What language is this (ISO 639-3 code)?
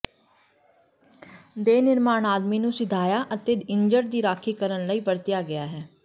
pan